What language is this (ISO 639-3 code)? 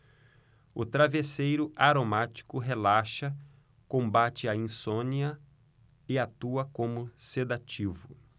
por